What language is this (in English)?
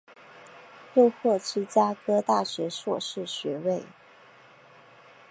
Chinese